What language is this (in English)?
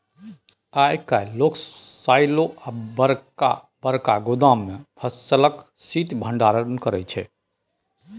Maithili